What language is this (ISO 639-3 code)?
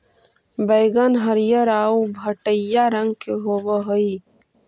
mag